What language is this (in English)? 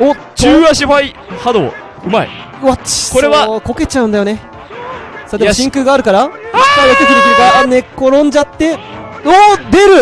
Japanese